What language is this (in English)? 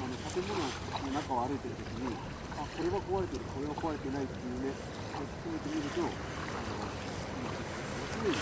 Japanese